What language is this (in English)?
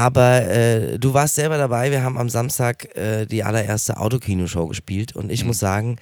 German